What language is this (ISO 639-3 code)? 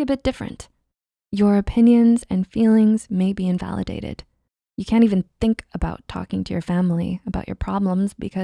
eng